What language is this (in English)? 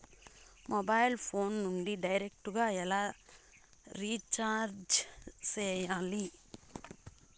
Telugu